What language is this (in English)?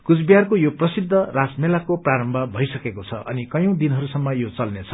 Nepali